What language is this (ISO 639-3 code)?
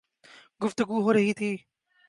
urd